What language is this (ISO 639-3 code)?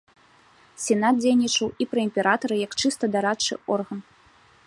bel